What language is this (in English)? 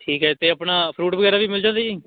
Punjabi